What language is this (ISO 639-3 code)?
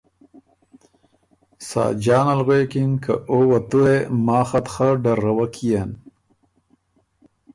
oru